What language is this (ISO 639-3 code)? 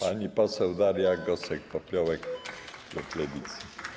pol